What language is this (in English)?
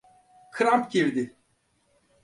Turkish